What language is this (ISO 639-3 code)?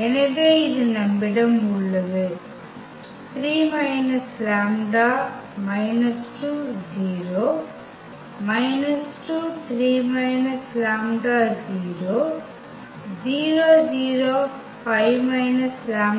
tam